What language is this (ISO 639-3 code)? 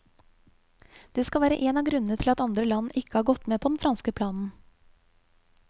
nor